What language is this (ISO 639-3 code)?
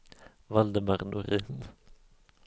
swe